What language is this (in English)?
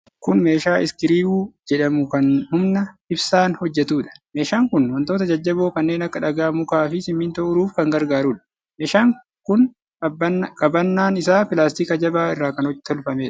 Oromo